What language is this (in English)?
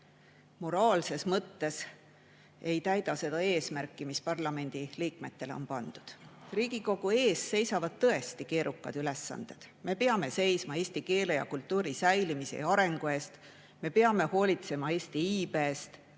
Estonian